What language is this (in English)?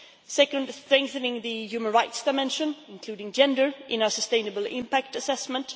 English